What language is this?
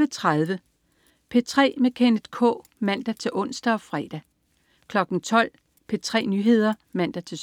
Danish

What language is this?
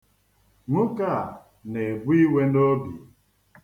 Igbo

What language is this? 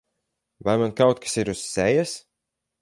Latvian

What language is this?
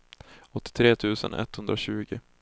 Swedish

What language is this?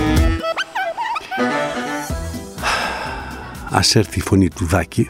Greek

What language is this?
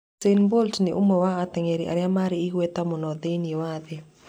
Kikuyu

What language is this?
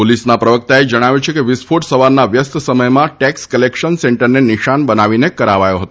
Gujarati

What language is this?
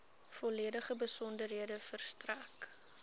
Afrikaans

